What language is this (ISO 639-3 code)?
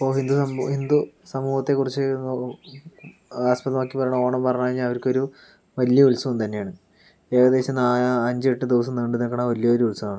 mal